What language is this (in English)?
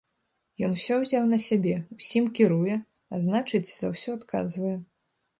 Belarusian